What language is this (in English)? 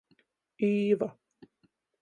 Latgalian